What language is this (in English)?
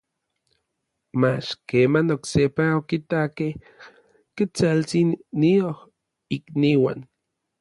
Orizaba Nahuatl